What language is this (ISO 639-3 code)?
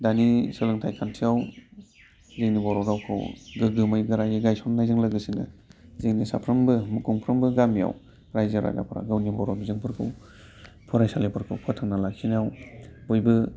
brx